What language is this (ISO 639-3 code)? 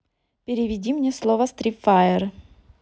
rus